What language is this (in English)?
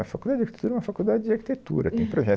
Portuguese